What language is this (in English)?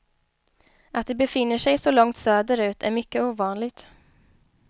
Swedish